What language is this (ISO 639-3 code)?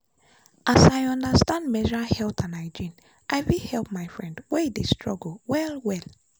pcm